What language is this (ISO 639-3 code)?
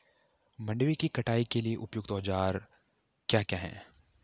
hin